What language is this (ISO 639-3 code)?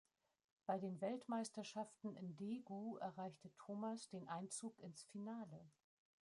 deu